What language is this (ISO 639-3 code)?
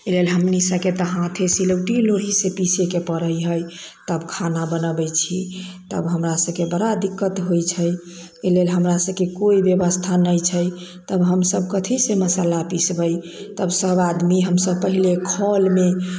mai